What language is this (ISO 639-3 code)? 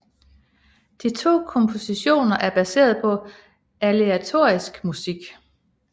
dan